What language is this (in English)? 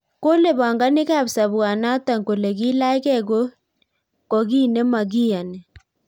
Kalenjin